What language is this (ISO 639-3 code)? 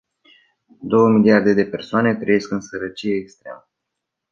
ron